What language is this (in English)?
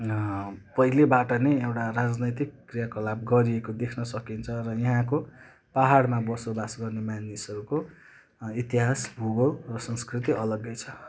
Nepali